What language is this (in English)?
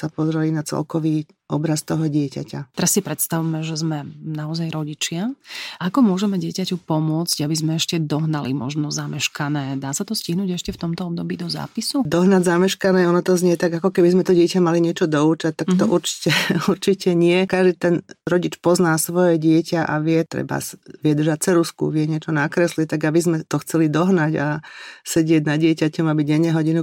Slovak